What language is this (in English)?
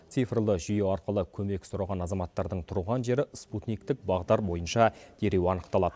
Kazakh